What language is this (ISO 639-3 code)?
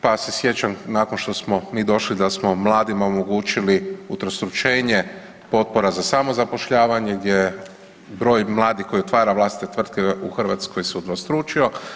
hrv